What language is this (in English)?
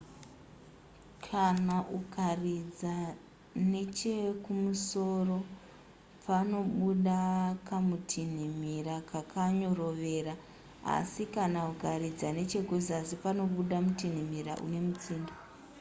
Shona